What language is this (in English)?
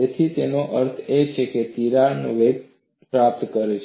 Gujarati